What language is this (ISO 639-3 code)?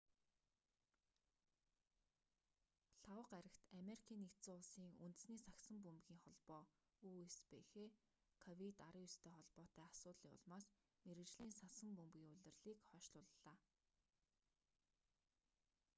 mon